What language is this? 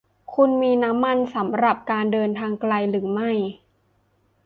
Thai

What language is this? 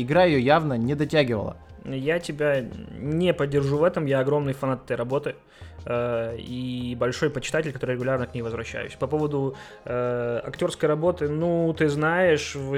Russian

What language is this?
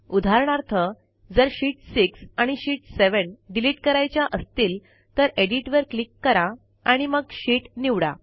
Marathi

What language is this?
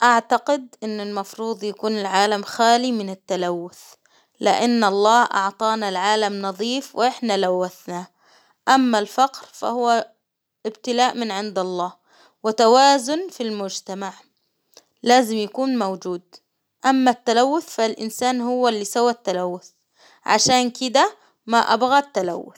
Hijazi Arabic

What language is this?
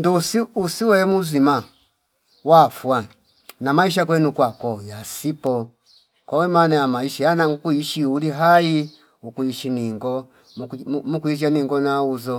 Fipa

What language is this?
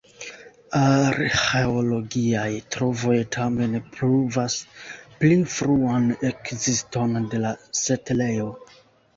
Esperanto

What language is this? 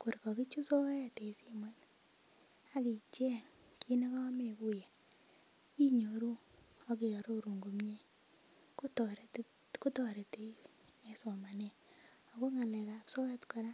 Kalenjin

